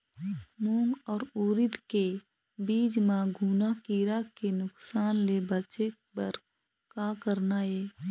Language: Chhattisgarhi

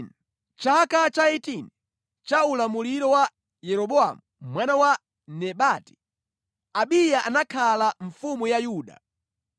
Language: Nyanja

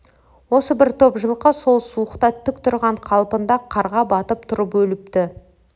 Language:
Kazakh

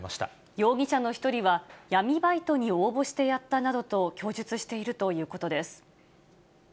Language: Japanese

